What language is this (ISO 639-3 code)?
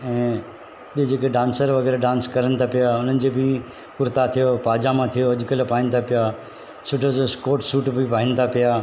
snd